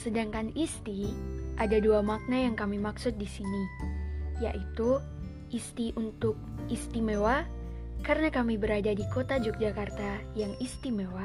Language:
Indonesian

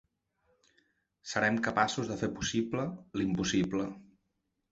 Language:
Catalan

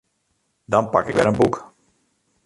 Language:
Western Frisian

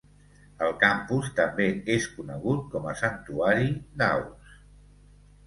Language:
Catalan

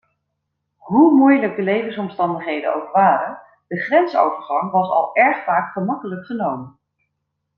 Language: Dutch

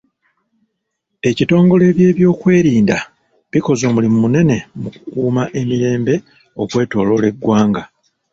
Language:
Ganda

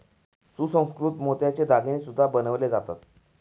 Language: Marathi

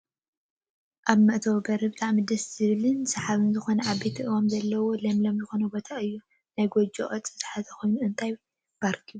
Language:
Tigrinya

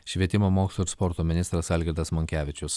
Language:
Lithuanian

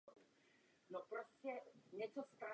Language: Czech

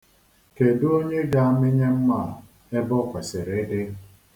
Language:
Igbo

